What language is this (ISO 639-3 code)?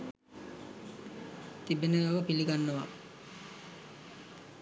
sin